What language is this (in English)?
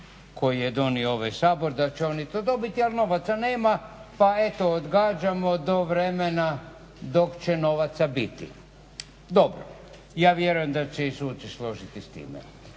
Croatian